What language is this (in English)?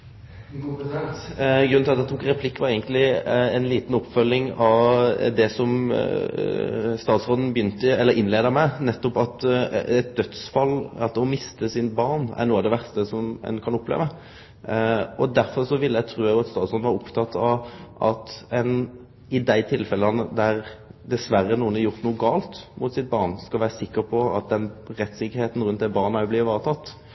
Norwegian Nynorsk